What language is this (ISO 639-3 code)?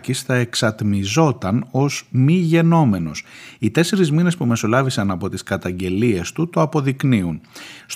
ell